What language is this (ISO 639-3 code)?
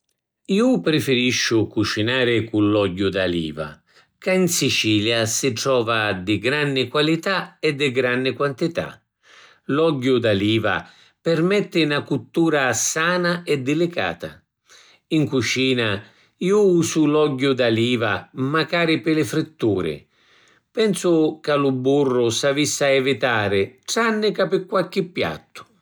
scn